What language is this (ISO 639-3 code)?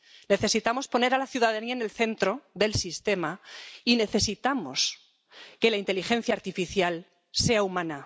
spa